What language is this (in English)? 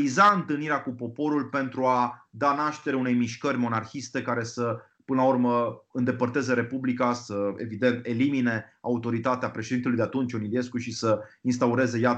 Romanian